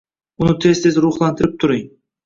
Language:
Uzbek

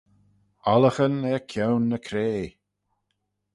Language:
Manx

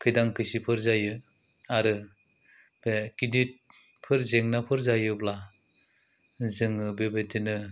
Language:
Bodo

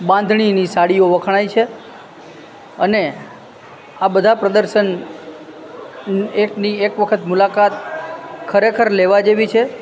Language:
Gujarati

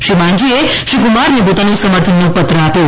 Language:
Gujarati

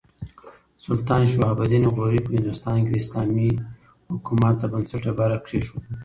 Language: Pashto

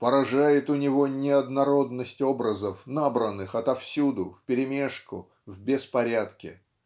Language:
Russian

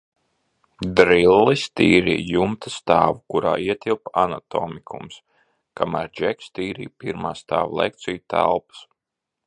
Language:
Latvian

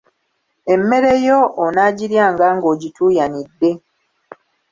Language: Ganda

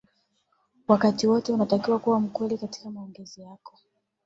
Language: Swahili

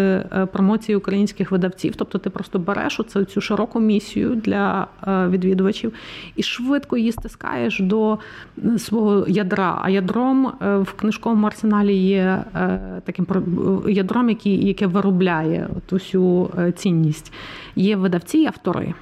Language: Ukrainian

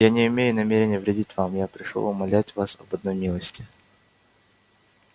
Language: Russian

